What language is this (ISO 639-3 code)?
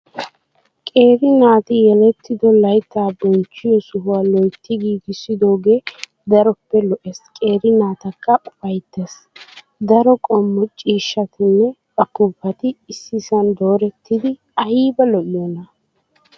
wal